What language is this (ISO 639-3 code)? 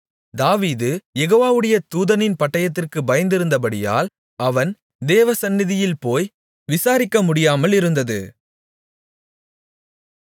tam